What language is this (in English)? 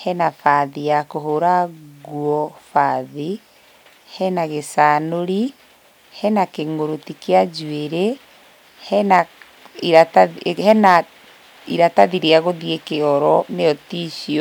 Kikuyu